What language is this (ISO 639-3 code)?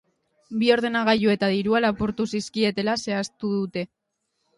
eus